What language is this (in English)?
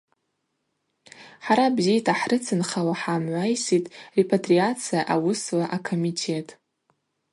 Abaza